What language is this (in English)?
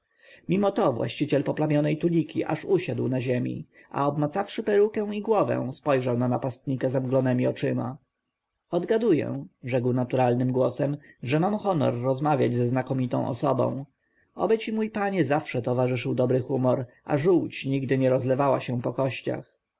Polish